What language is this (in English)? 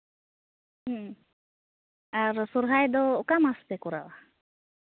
Santali